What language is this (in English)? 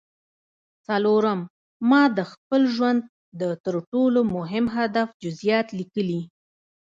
Pashto